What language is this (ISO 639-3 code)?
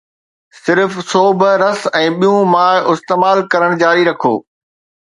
snd